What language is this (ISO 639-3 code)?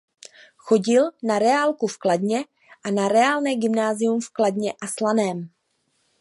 ces